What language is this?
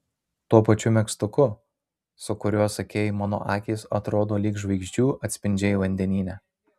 Lithuanian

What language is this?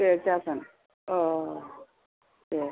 Bodo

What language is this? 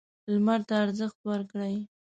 Pashto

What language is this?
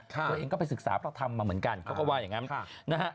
Thai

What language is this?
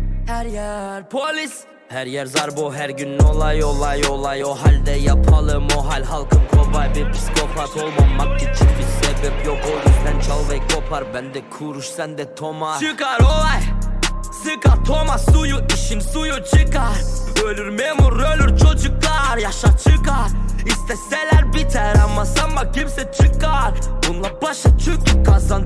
Turkish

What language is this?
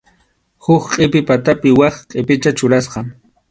Arequipa-La Unión Quechua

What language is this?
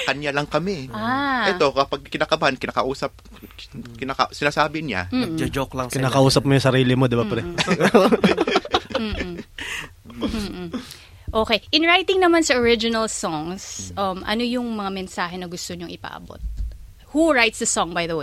Filipino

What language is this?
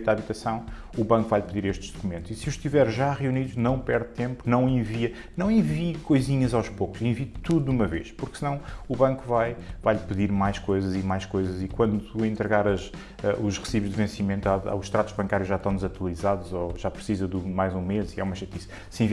Portuguese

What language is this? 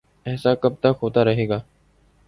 Urdu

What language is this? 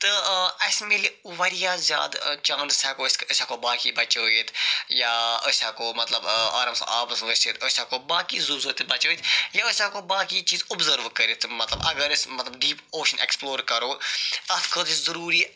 Kashmiri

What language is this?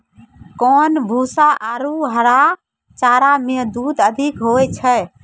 Maithili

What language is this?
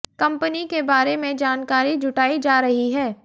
Hindi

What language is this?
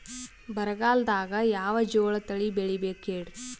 Kannada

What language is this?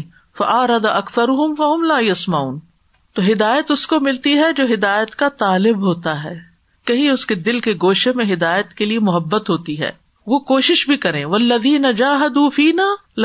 Urdu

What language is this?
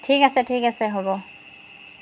Assamese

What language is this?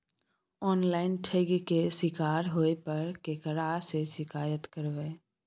Maithili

